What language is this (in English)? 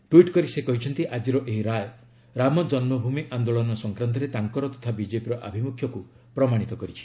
Odia